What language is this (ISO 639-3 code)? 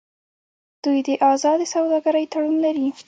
pus